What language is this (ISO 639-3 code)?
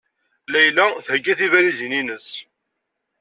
kab